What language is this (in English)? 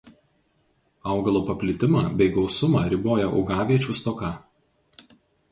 Lithuanian